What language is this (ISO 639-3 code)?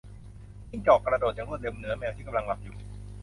tha